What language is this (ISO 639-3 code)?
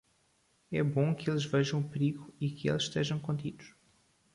por